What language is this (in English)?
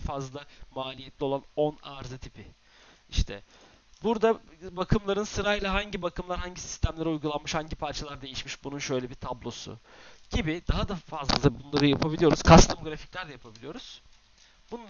Turkish